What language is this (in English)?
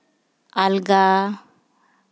Santali